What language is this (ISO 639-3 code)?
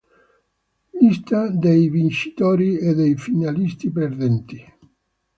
ita